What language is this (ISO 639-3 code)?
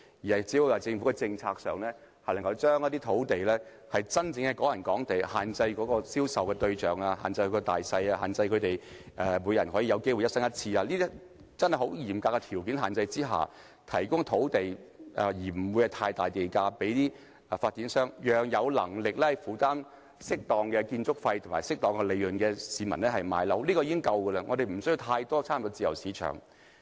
yue